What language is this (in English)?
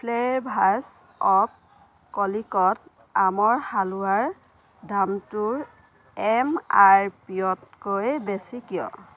Assamese